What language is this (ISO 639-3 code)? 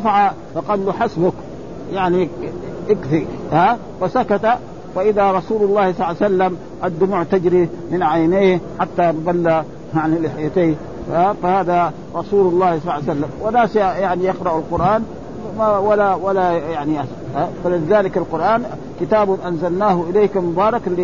ara